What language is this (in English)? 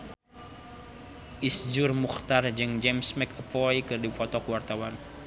Sundanese